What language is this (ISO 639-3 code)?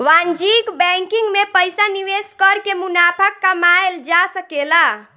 bho